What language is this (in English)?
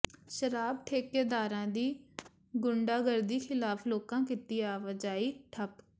Punjabi